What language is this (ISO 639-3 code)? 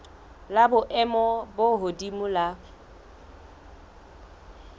sot